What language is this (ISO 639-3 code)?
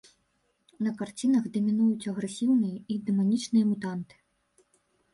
bel